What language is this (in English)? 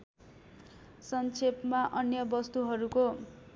Nepali